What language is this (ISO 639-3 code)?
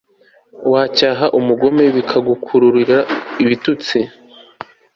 kin